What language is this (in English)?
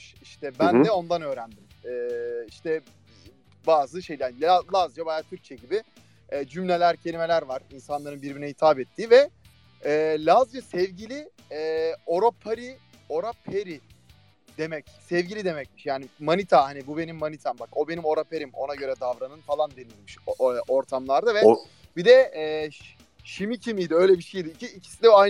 Turkish